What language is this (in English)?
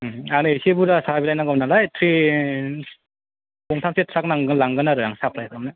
Bodo